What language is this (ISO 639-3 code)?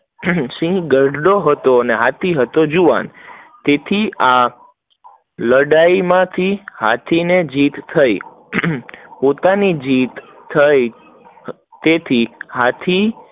guj